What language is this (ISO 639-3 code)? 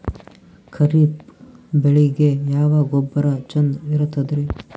kan